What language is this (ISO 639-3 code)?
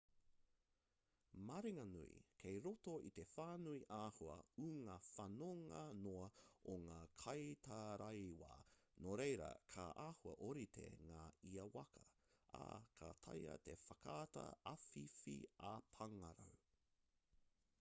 mri